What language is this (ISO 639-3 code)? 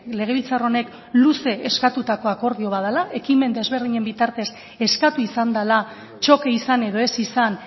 eus